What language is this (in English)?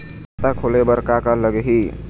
Chhattisgarhi